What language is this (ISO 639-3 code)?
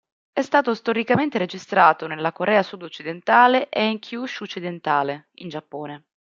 ita